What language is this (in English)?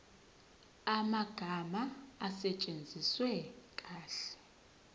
Zulu